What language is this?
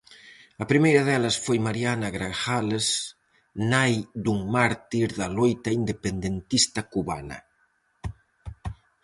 Galician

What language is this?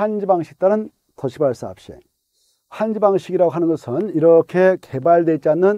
Korean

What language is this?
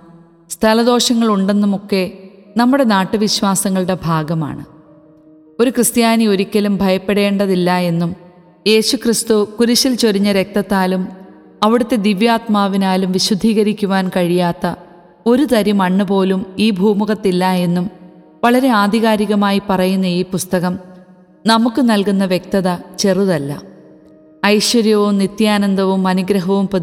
Malayalam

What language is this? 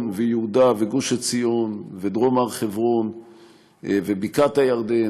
Hebrew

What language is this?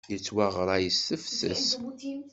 Kabyle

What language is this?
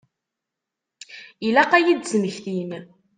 Kabyle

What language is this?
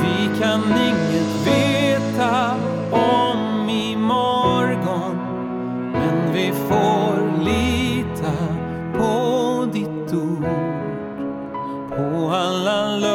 Swedish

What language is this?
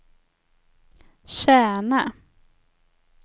Swedish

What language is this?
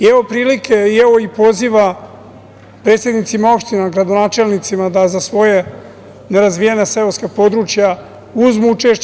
Serbian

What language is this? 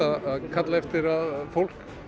Icelandic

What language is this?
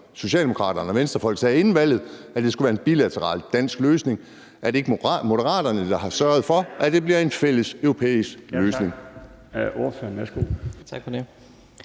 Danish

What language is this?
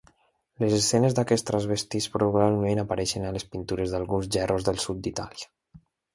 Catalan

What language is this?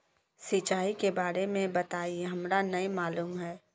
Magahi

